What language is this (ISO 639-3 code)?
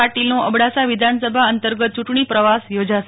guj